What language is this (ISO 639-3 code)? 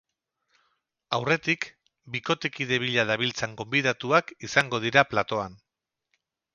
eus